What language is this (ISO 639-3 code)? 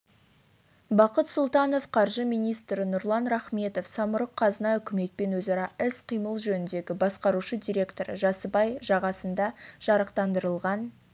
kaz